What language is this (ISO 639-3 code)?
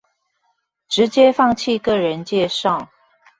zho